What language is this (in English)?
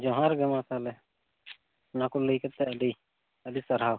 Santali